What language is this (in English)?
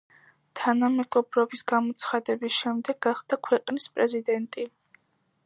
Georgian